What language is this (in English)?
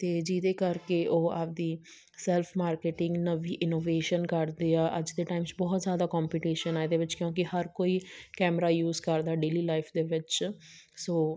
Punjabi